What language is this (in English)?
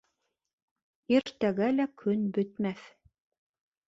Bashkir